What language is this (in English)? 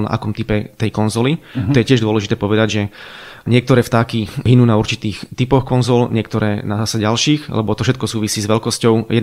Slovak